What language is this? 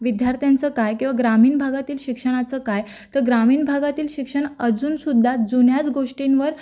Marathi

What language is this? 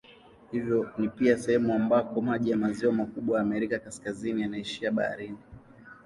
Swahili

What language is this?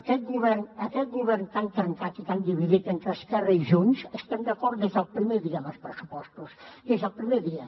Catalan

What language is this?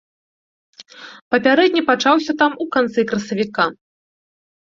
Belarusian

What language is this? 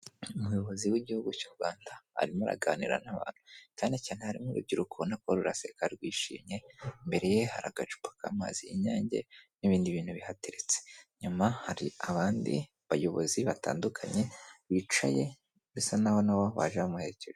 Kinyarwanda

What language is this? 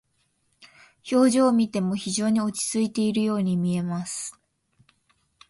Japanese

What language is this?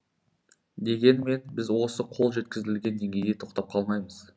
Kazakh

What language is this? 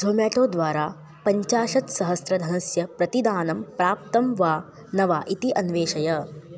Sanskrit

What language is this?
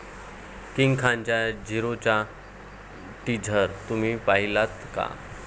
Marathi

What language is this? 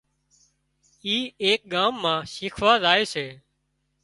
Wadiyara Koli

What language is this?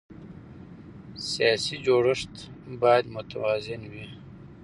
Pashto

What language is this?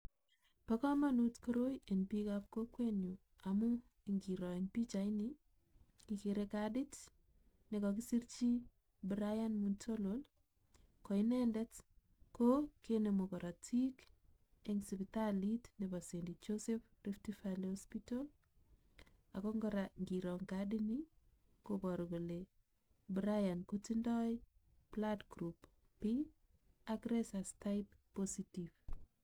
Kalenjin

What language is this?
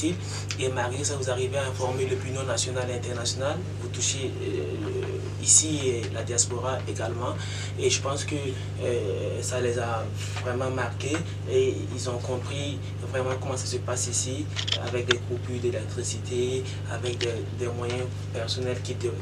French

